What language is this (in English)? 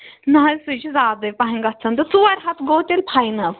Kashmiri